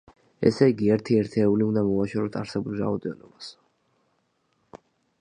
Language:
Georgian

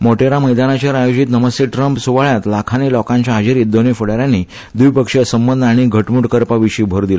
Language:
Konkani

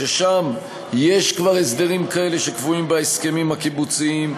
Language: Hebrew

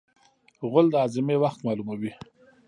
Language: Pashto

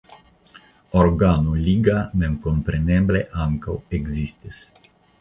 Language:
Esperanto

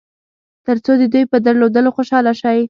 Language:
Pashto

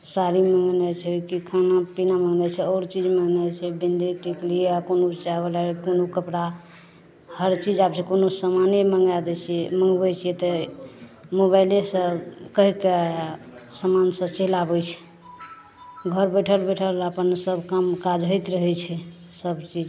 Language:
Maithili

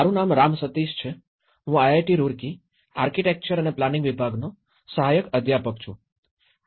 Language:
Gujarati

